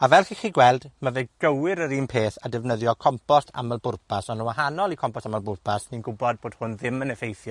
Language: Welsh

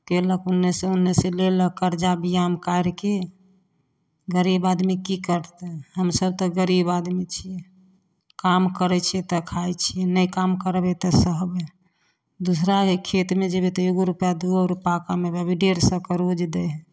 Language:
Maithili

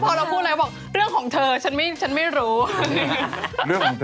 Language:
Thai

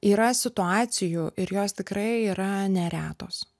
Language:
Lithuanian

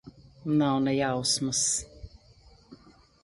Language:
Latvian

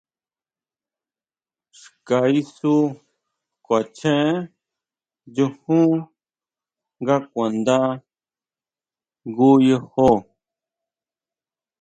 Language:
Huautla Mazatec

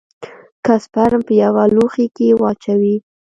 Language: Pashto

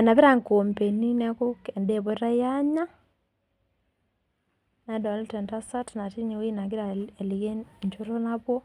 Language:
Masai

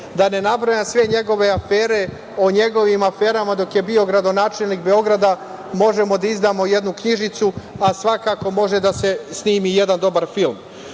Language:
Serbian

